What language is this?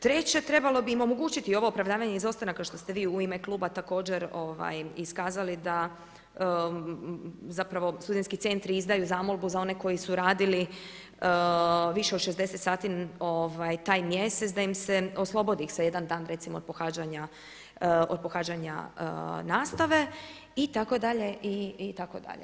Croatian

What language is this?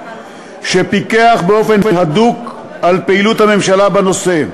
Hebrew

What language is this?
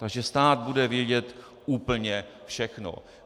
Czech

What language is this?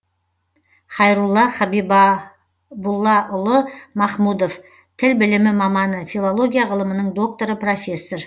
Kazakh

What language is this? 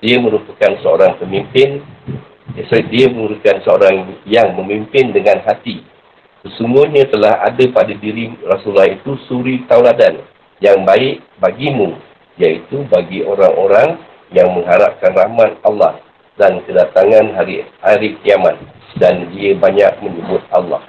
Malay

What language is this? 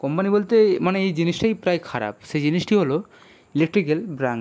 Bangla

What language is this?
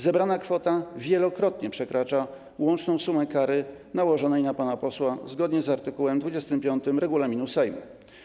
Polish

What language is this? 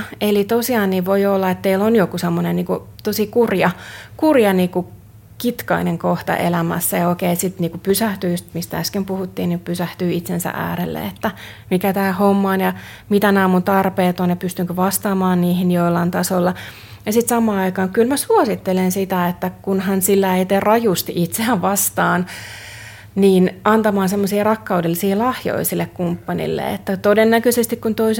Finnish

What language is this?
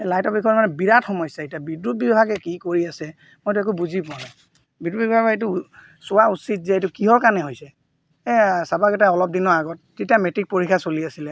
Assamese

